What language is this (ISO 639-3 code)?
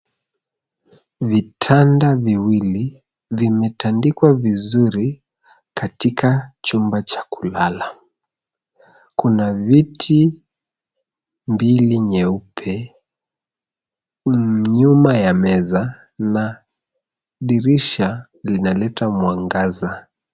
swa